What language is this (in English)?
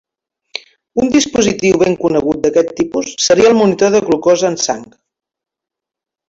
Catalan